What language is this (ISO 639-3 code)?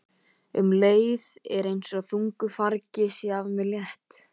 isl